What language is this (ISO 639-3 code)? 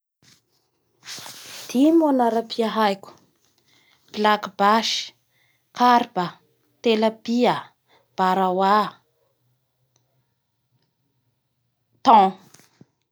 bhr